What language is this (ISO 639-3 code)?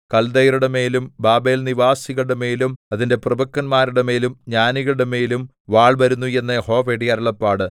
mal